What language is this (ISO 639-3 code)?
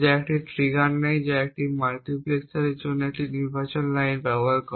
ben